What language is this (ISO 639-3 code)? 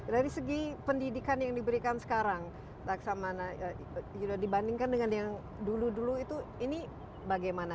ind